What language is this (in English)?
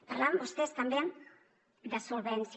Catalan